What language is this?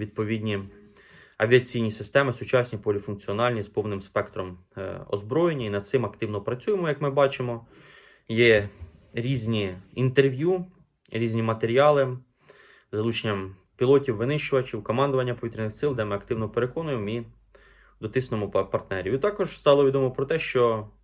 Ukrainian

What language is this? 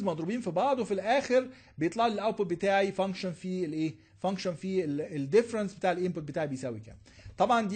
Arabic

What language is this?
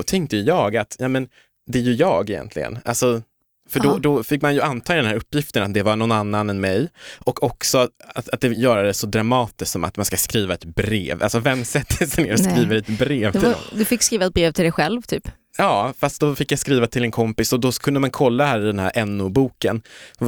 Swedish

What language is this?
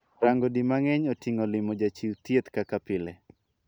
Luo (Kenya and Tanzania)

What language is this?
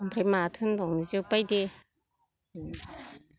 Bodo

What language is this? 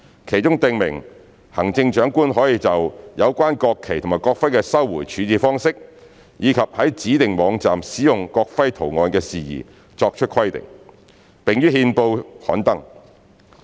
Cantonese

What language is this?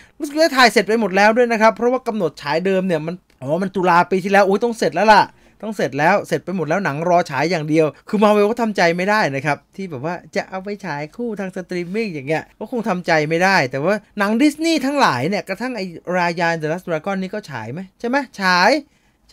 Thai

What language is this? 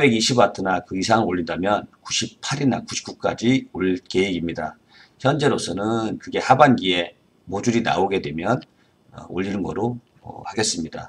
Korean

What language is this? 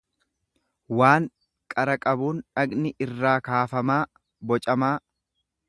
Oromo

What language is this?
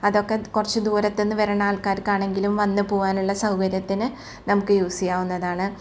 Malayalam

